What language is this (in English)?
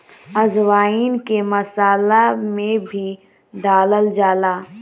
Bhojpuri